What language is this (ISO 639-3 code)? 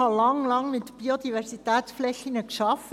gsw